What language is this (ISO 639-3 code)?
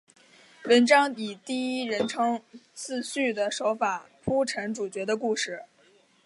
zho